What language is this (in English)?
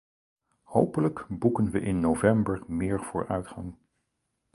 Dutch